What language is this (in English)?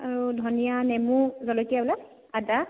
Assamese